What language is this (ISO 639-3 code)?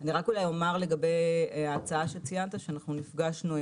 heb